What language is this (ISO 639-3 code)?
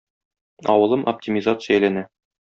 tat